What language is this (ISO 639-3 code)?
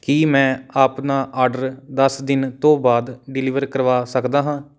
pan